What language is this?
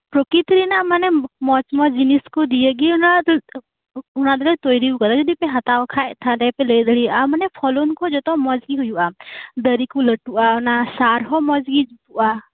Santali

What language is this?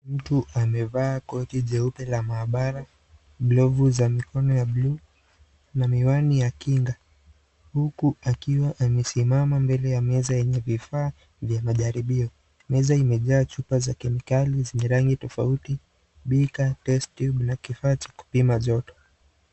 Swahili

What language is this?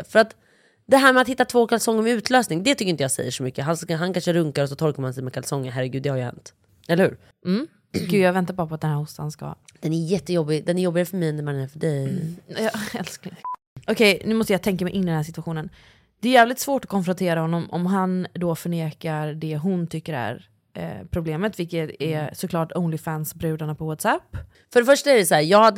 Swedish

